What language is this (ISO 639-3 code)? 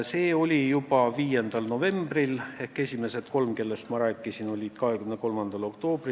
est